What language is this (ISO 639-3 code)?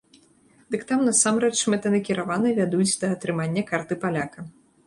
bel